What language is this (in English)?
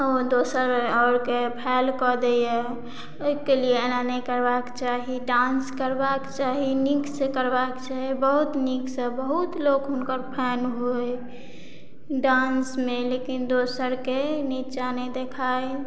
Maithili